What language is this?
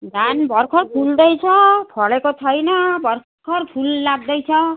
Nepali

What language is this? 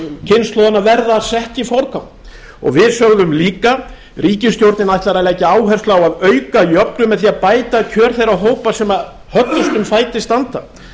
Icelandic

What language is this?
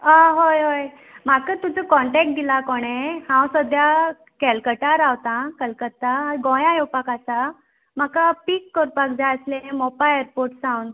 Konkani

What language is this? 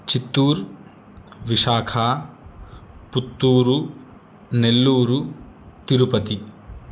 Sanskrit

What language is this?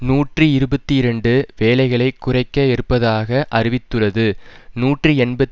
Tamil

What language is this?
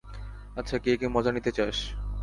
Bangla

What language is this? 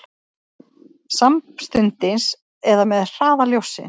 Icelandic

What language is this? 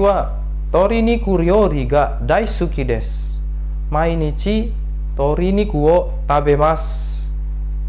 Indonesian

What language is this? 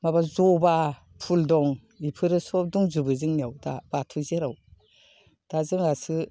Bodo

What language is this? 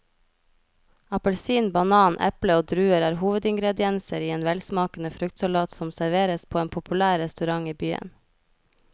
Norwegian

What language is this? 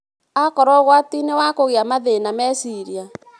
Kikuyu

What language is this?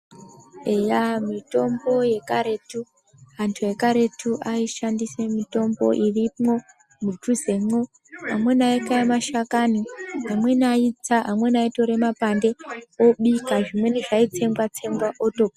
Ndau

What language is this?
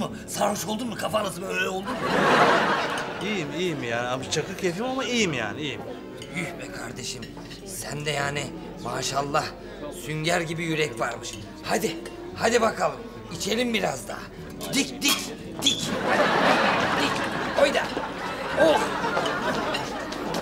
Turkish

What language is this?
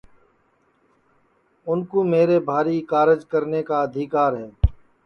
Sansi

